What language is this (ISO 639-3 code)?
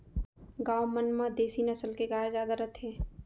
hne